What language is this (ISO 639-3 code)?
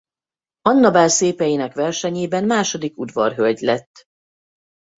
hun